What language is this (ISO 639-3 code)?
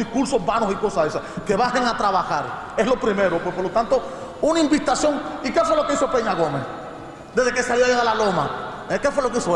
spa